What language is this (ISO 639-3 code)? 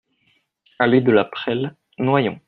fra